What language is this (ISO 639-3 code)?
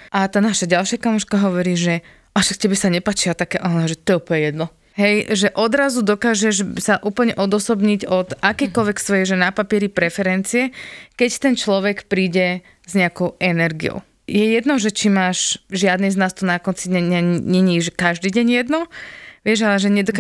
slk